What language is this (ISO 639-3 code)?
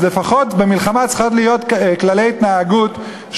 heb